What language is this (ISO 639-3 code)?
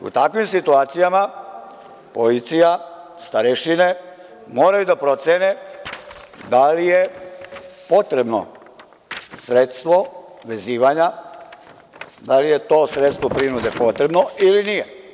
srp